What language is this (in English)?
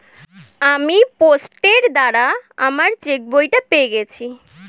Bangla